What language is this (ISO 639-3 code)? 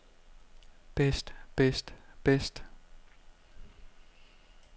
dan